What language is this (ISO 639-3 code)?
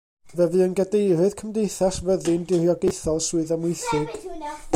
cym